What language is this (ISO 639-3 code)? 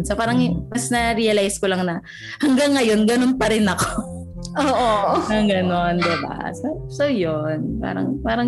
fil